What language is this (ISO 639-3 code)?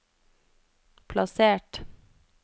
nor